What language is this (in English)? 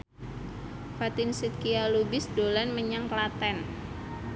Javanese